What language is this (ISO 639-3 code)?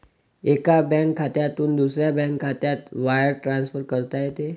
mar